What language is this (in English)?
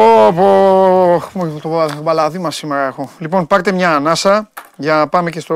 Greek